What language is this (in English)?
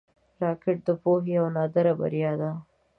Pashto